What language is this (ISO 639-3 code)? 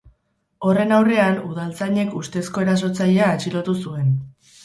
eus